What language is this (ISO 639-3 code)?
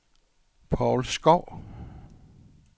dan